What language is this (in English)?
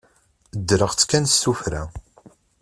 Kabyle